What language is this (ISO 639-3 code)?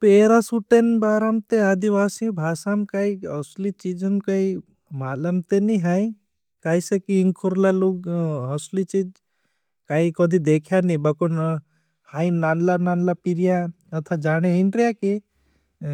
bhb